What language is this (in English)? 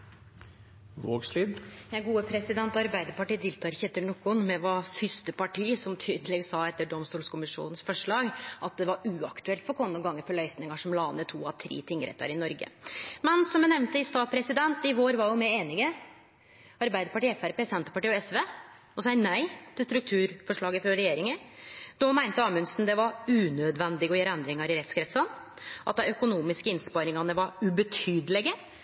Norwegian